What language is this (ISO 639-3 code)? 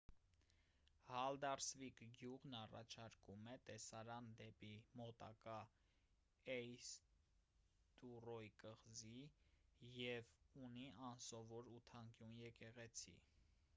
hye